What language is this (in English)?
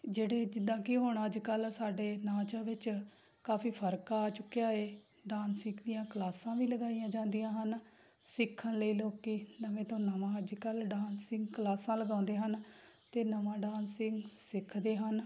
Punjabi